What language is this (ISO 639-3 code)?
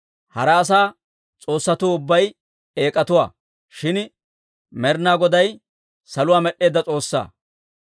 dwr